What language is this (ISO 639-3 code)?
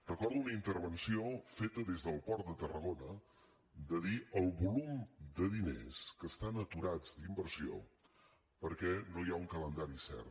cat